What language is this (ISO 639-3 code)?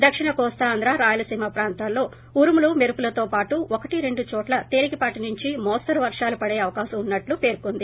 tel